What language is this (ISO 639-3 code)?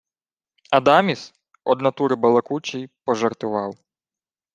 ukr